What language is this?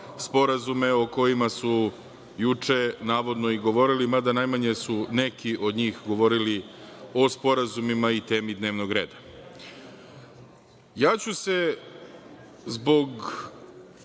Serbian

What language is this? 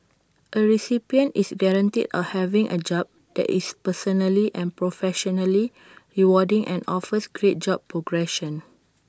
English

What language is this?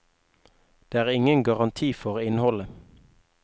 Norwegian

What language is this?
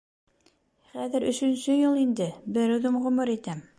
Bashkir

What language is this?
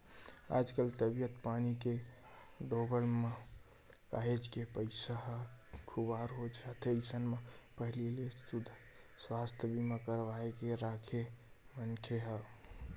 Chhattisgarhi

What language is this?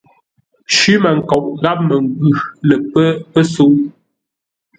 Ngombale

